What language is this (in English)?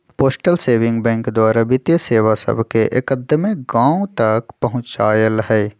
Magahi